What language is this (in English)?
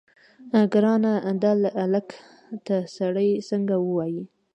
Pashto